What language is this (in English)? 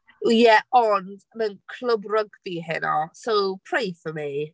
Welsh